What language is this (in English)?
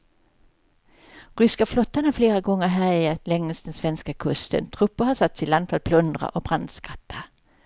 Swedish